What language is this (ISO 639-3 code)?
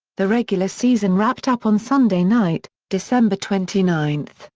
eng